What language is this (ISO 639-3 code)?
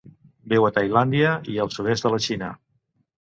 cat